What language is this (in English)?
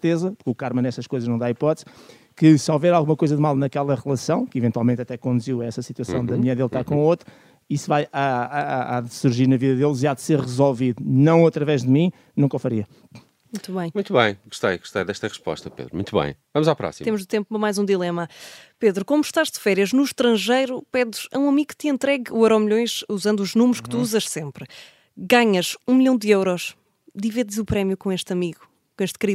Portuguese